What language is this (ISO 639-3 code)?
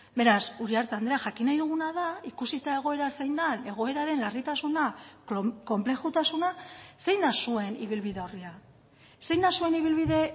eus